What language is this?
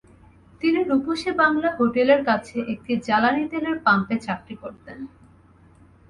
Bangla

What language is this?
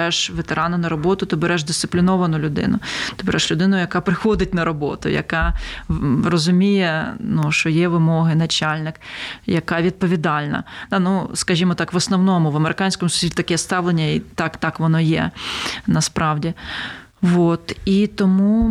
Ukrainian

